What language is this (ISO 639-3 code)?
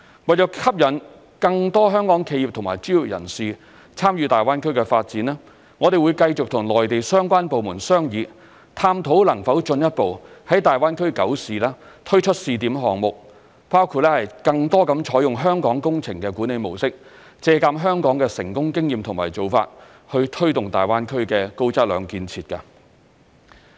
yue